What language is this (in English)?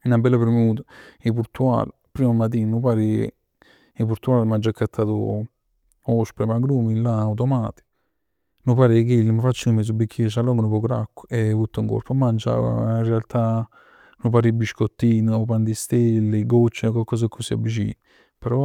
Neapolitan